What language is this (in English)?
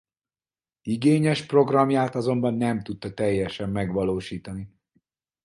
Hungarian